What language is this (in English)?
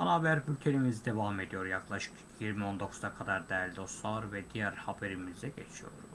Turkish